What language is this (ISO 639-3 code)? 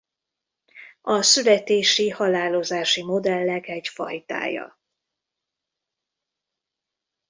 hun